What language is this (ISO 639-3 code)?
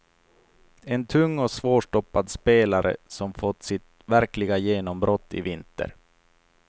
swe